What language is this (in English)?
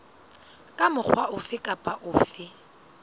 Southern Sotho